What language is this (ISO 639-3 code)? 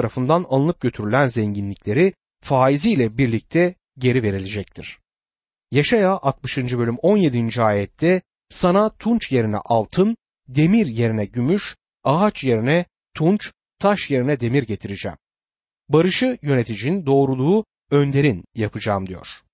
tur